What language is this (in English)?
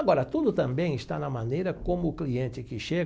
Portuguese